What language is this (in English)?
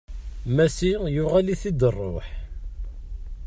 Kabyle